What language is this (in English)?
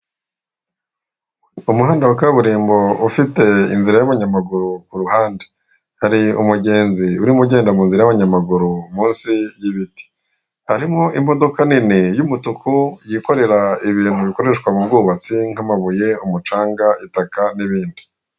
Kinyarwanda